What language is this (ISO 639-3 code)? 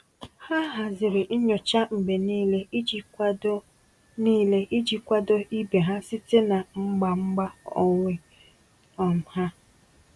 ibo